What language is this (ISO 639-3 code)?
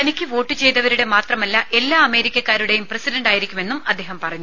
mal